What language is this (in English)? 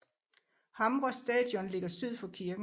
Danish